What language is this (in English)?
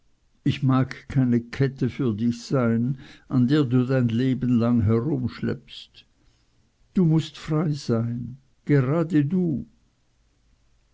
German